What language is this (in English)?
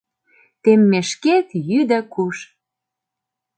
Mari